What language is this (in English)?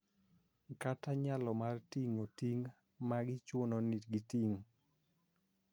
Luo (Kenya and Tanzania)